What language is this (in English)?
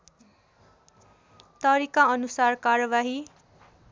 Nepali